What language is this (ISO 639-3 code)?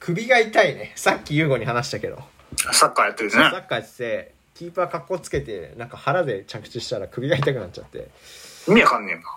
jpn